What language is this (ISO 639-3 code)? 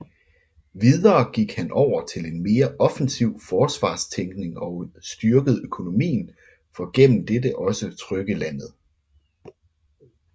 dan